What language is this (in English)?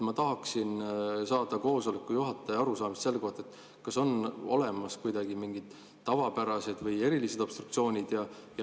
Estonian